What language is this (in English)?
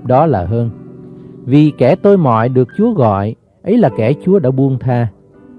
Vietnamese